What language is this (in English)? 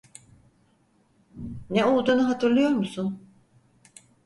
Turkish